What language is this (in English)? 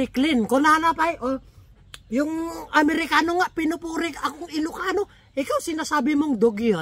Filipino